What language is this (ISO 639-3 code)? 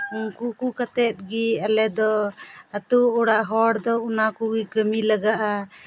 sat